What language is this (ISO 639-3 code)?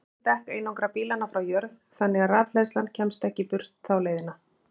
isl